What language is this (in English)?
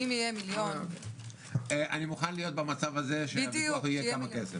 Hebrew